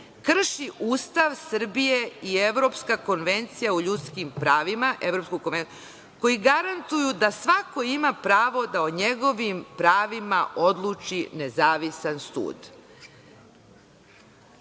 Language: Serbian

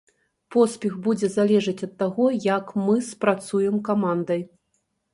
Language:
Belarusian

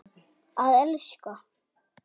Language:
Icelandic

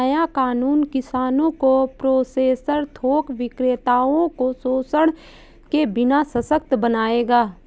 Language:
Hindi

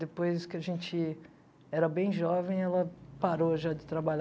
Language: Portuguese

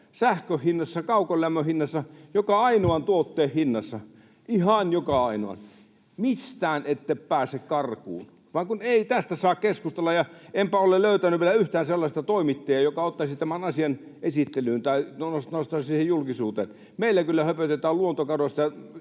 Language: Finnish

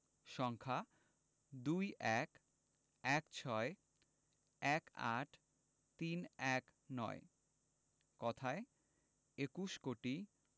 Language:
Bangla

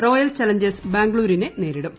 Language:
Malayalam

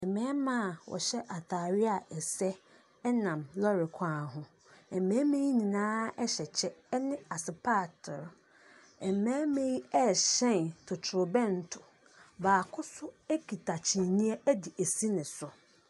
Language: Akan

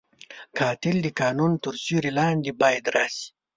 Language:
Pashto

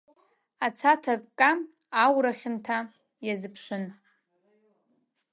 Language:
Abkhazian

